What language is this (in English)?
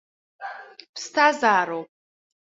Abkhazian